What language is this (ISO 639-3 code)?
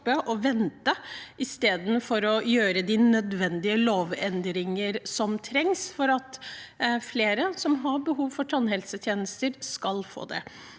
nor